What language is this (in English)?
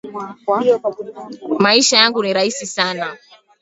Swahili